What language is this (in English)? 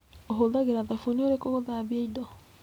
Kikuyu